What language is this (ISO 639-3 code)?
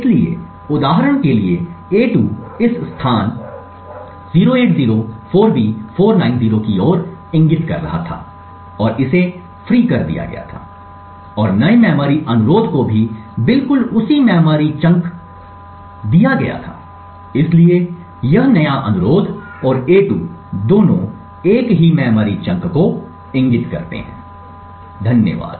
hin